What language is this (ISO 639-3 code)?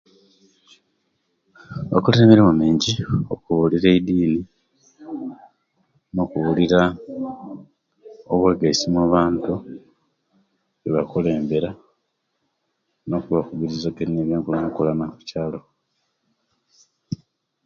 lke